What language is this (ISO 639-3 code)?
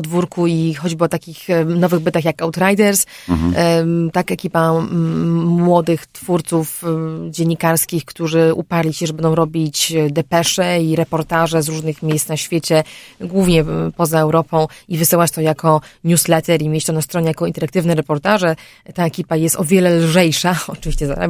pol